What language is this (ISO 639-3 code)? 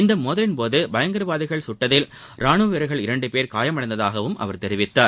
tam